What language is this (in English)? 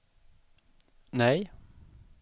Swedish